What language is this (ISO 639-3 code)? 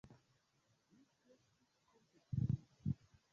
epo